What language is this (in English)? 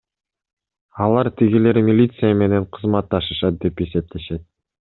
Kyrgyz